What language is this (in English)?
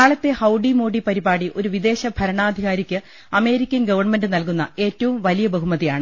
Malayalam